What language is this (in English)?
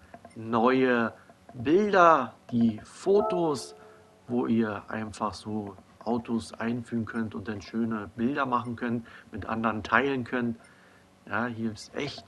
German